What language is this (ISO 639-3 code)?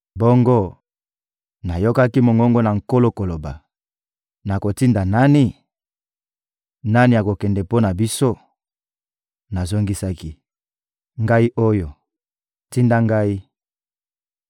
lin